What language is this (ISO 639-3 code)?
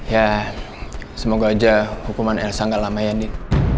ind